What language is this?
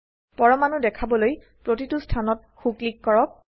Assamese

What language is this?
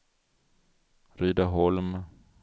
Swedish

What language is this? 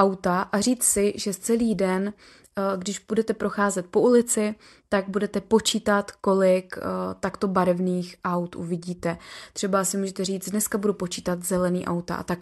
Czech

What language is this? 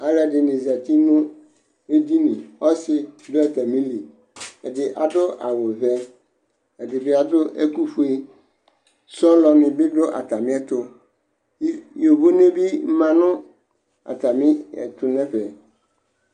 Ikposo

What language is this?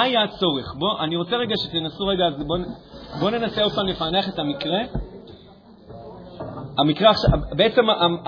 Hebrew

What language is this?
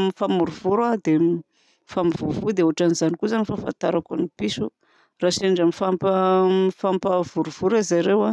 Southern Betsimisaraka Malagasy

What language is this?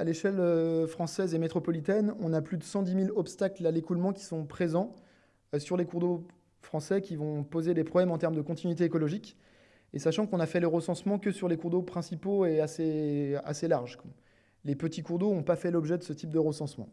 French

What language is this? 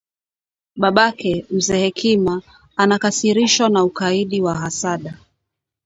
Swahili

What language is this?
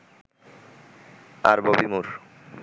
Bangla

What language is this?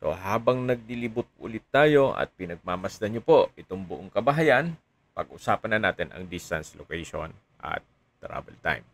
Filipino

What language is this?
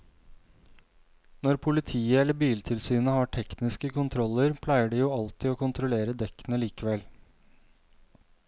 Norwegian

